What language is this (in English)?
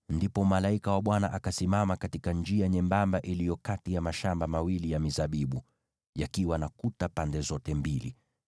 Swahili